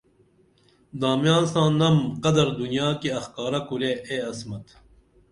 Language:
Dameli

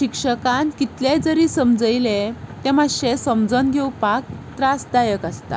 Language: Konkani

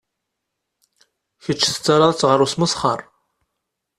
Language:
Kabyle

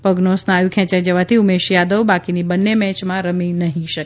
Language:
Gujarati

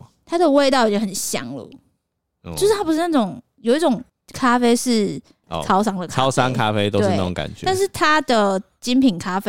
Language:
Chinese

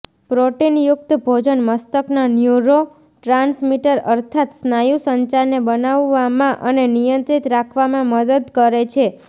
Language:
Gujarati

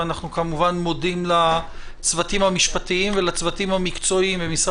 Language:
Hebrew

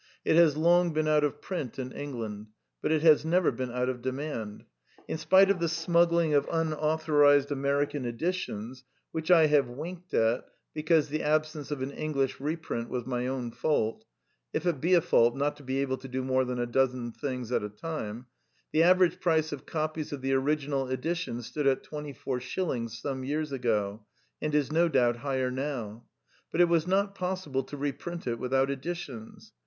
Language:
English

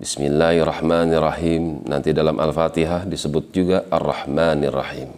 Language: Indonesian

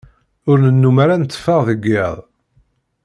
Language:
Kabyle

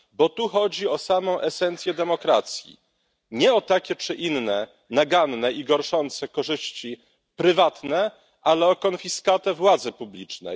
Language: Polish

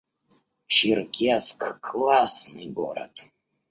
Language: Russian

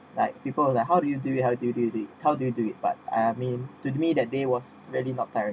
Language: English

